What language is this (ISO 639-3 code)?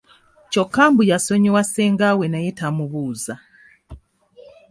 lug